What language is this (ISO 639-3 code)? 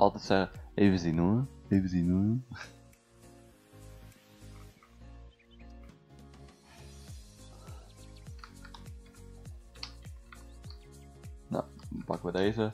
nld